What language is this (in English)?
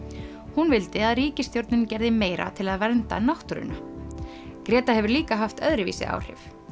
Icelandic